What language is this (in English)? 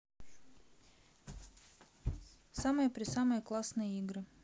Russian